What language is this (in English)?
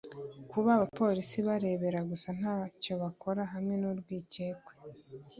Kinyarwanda